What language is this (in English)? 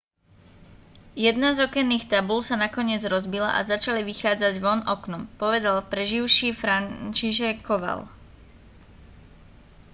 Slovak